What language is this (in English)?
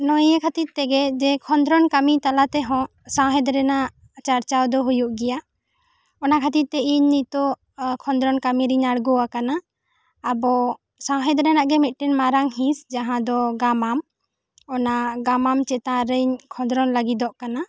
Santali